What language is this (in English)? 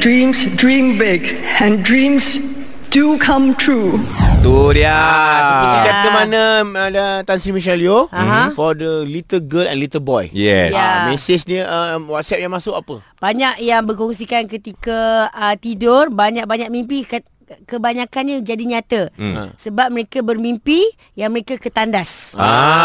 Malay